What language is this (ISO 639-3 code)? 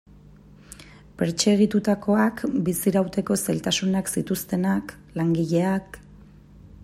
eus